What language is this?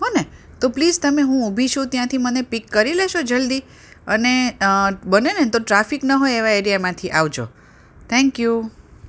Gujarati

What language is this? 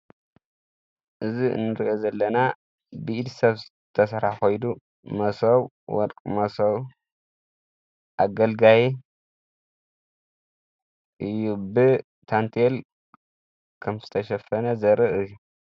Tigrinya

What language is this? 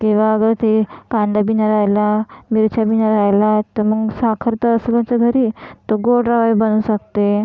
Marathi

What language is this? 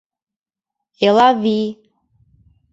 Mari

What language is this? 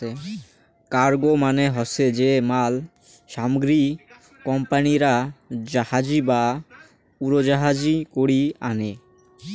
Bangla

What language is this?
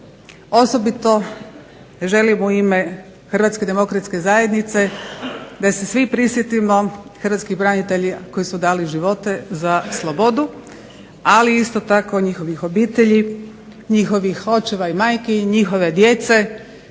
Croatian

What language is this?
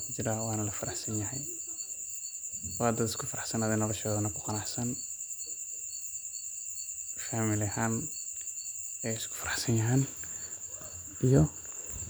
Somali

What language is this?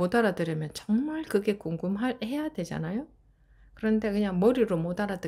Korean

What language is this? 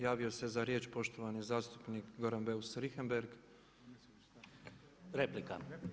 Croatian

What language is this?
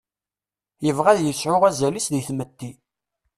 Kabyle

